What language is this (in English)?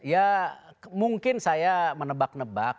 Indonesian